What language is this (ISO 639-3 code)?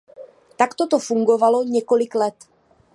ces